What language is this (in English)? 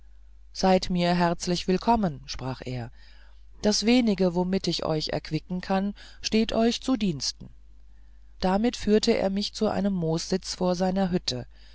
German